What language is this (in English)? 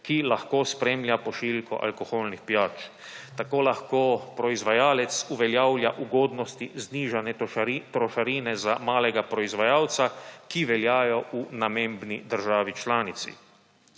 Slovenian